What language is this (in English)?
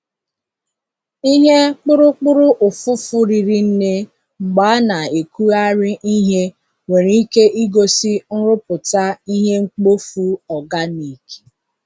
Igbo